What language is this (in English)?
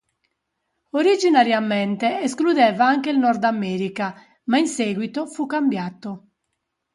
Italian